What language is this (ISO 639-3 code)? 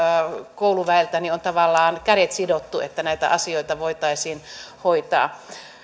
fin